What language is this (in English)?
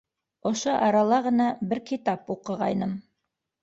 Bashkir